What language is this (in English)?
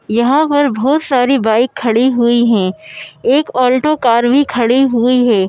Hindi